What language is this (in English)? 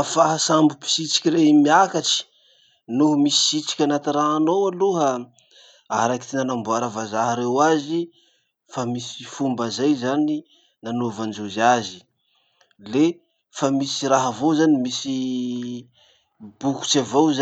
Masikoro Malagasy